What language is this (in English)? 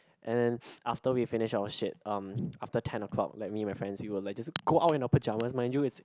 English